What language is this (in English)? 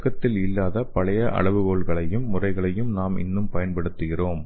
Tamil